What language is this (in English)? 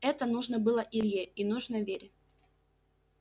Russian